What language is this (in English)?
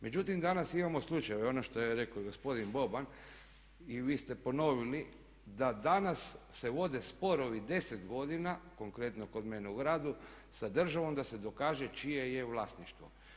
Croatian